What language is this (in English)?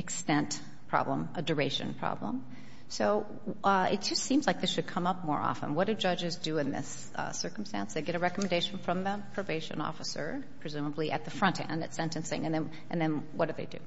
English